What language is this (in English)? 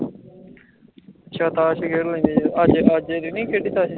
Punjabi